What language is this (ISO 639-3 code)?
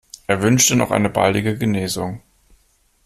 deu